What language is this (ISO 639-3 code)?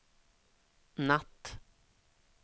swe